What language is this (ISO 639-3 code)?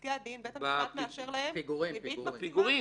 heb